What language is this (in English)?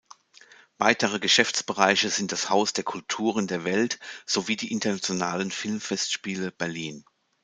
German